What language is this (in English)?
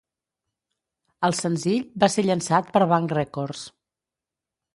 Catalan